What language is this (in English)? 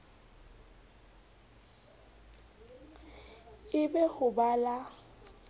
Southern Sotho